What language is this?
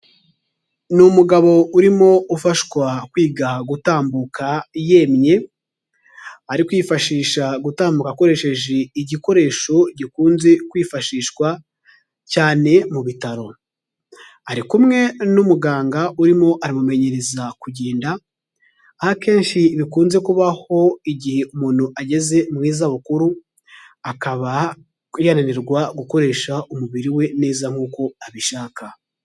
Kinyarwanda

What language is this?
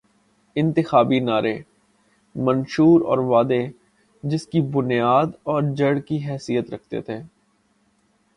Urdu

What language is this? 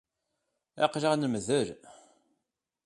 Kabyle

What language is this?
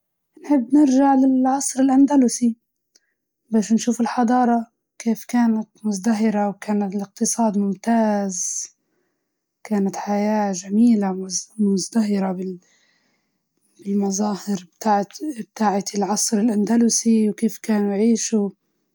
Libyan Arabic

